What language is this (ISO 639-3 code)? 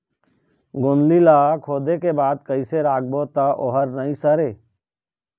hne